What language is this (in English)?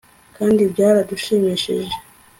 Kinyarwanda